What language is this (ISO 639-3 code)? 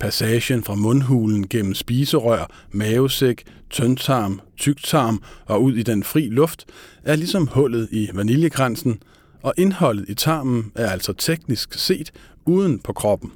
dan